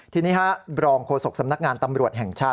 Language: Thai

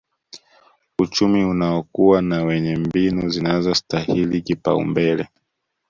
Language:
Swahili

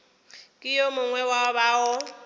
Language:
Northern Sotho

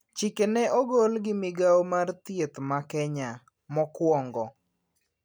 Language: Luo (Kenya and Tanzania)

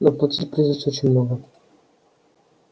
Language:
Russian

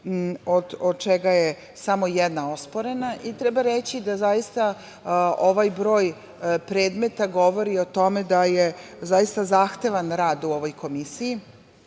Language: Serbian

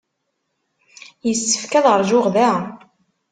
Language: Kabyle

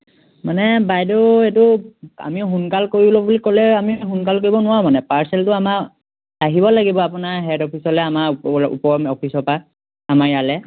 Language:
Assamese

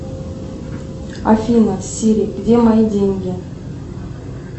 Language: Russian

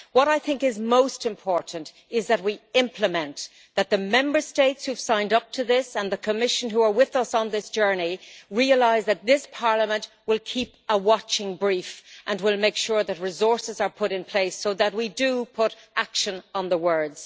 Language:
English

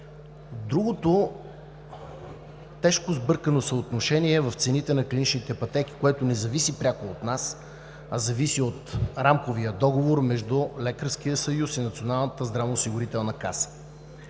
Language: Bulgarian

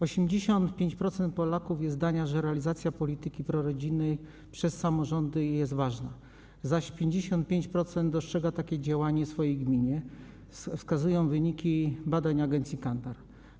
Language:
Polish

